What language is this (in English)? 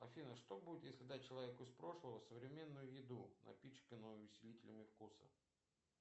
Russian